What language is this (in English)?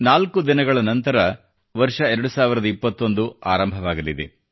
Kannada